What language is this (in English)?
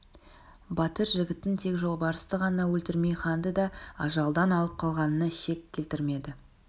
Kazakh